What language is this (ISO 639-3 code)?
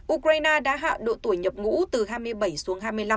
vie